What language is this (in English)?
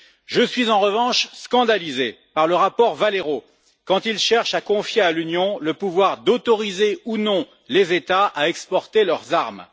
French